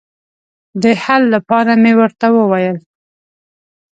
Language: Pashto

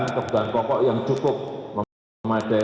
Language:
Indonesian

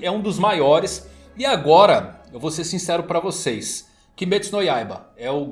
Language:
Portuguese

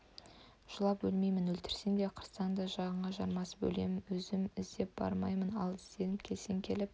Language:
Kazakh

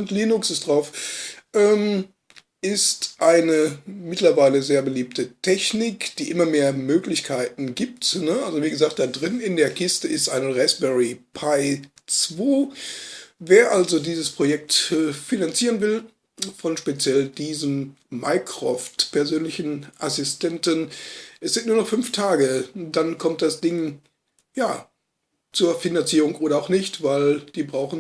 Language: German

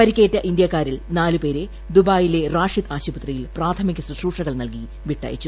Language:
Malayalam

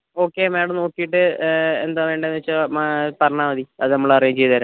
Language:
Malayalam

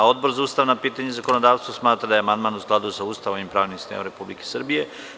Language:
Serbian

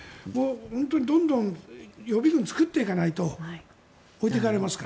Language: Japanese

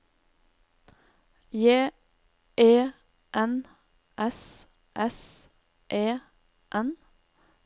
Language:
Norwegian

